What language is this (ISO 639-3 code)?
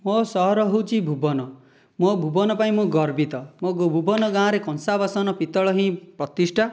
ori